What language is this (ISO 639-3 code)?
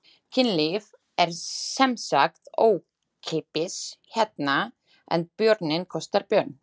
isl